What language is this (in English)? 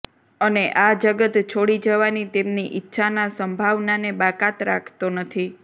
Gujarati